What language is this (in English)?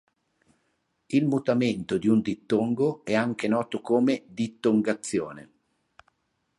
Italian